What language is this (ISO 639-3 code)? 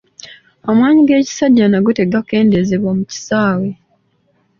lug